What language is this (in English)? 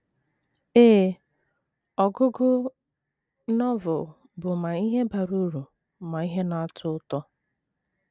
Igbo